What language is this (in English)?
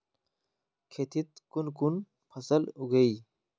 Magahi